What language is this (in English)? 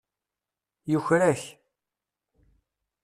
Kabyle